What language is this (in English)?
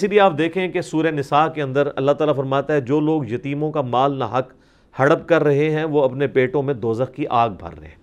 Urdu